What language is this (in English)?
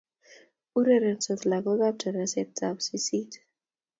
Kalenjin